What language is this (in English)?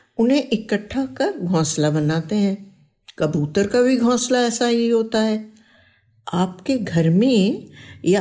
Hindi